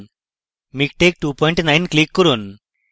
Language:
Bangla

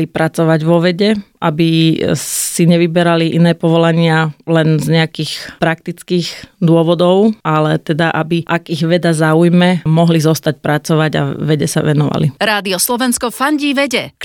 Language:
Slovak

